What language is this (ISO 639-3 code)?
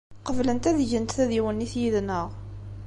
kab